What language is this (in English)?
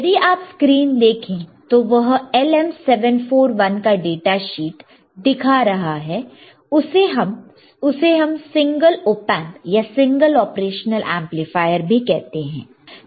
Hindi